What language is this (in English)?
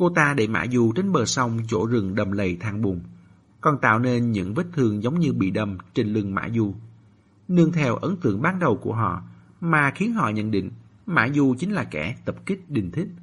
Vietnamese